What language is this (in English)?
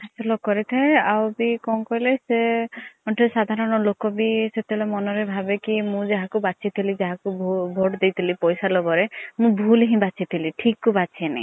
Odia